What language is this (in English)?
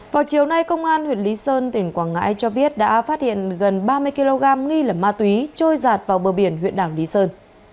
Vietnamese